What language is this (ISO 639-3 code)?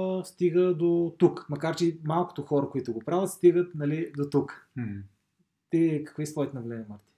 bul